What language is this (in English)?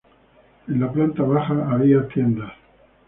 Spanish